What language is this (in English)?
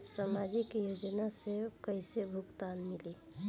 Bhojpuri